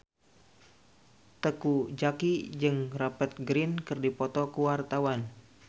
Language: Sundanese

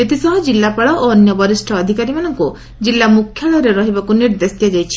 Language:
Odia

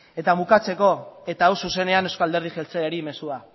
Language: Basque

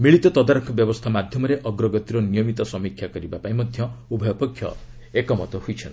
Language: Odia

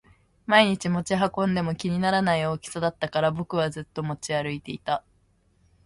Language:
Japanese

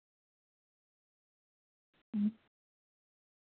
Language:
Santali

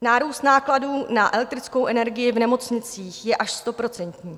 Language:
Czech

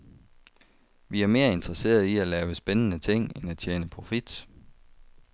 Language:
Danish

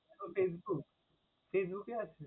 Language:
Bangla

